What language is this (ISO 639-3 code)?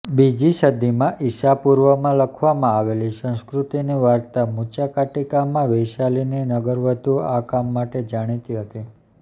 guj